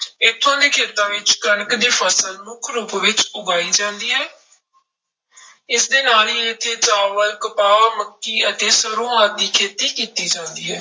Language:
Punjabi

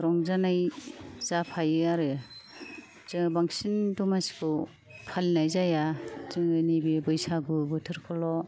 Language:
Bodo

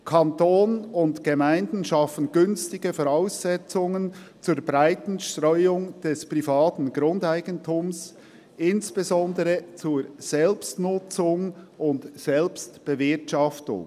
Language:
Swiss German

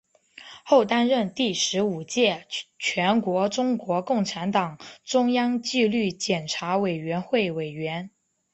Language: Chinese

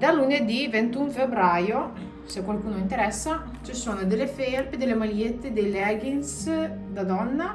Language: Italian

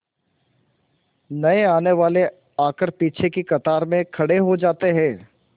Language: Hindi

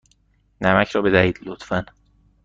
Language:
Persian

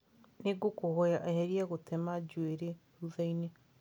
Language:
Kikuyu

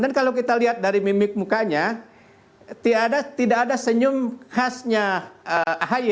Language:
Indonesian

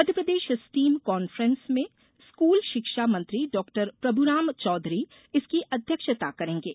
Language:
Hindi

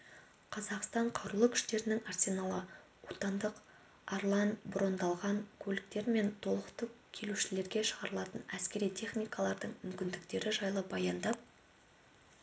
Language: Kazakh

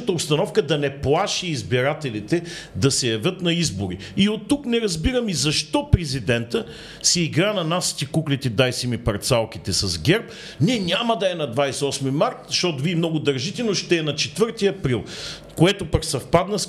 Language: Bulgarian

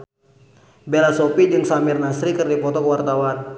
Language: Sundanese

